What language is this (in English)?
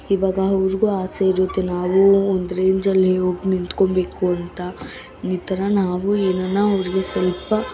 Kannada